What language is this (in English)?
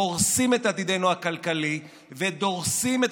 Hebrew